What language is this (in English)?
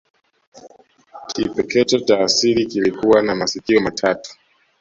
Swahili